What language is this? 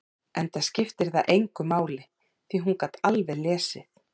Icelandic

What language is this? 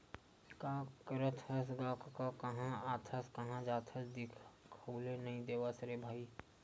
Chhattisgarhi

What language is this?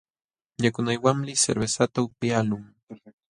Jauja Wanca Quechua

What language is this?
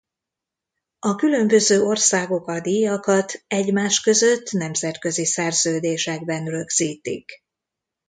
Hungarian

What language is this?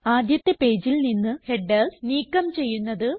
Malayalam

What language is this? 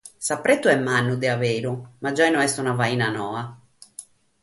Sardinian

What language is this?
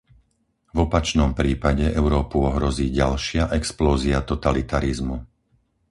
Slovak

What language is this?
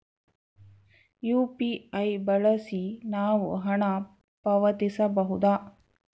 Kannada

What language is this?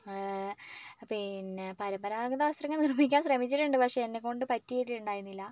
Malayalam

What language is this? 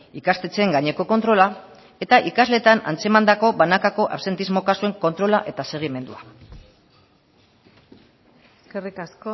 Basque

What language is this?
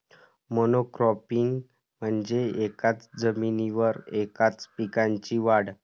Marathi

